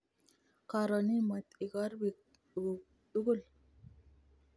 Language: Kalenjin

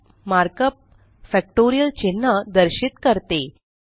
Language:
Marathi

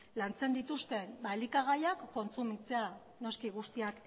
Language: Basque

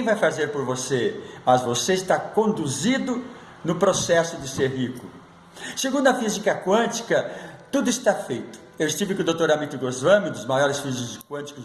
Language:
Portuguese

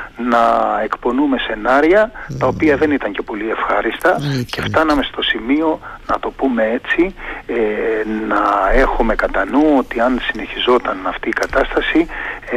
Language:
Greek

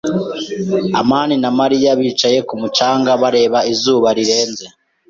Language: Kinyarwanda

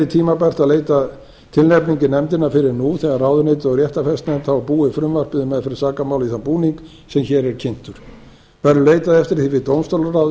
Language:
Icelandic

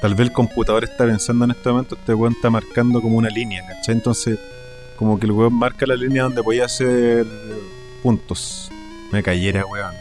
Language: Spanish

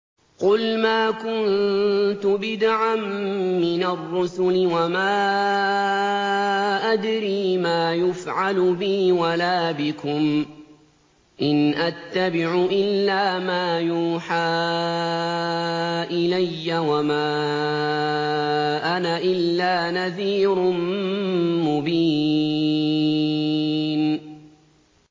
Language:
Arabic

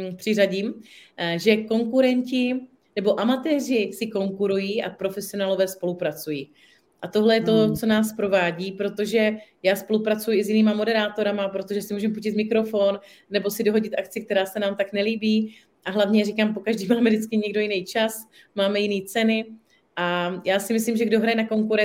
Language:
Czech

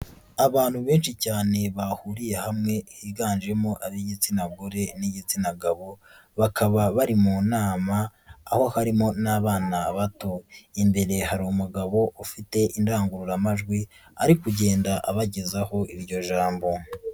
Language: Kinyarwanda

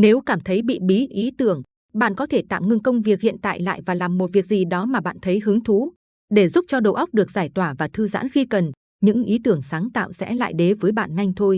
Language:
Vietnamese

